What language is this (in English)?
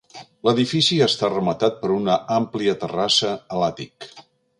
Catalan